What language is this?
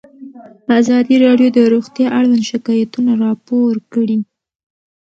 Pashto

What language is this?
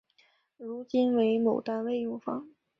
Chinese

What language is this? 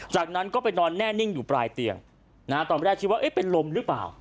Thai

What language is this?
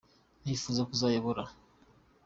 Kinyarwanda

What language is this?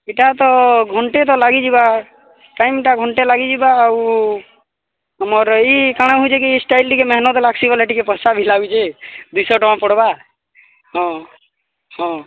Odia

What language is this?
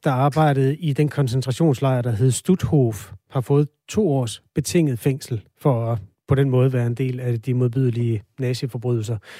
Danish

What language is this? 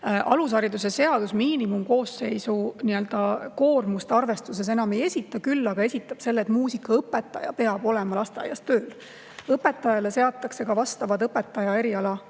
Estonian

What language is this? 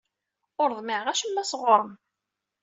Kabyle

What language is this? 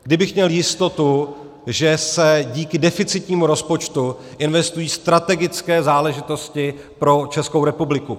Czech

